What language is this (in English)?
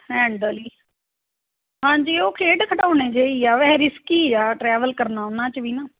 Punjabi